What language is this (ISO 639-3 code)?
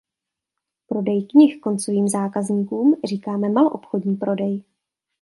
ces